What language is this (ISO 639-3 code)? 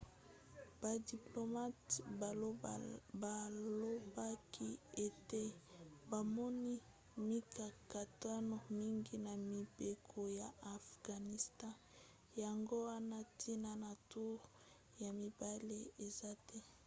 lin